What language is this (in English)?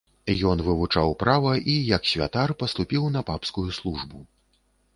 Belarusian